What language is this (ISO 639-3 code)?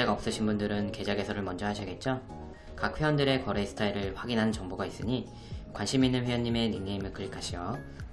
kor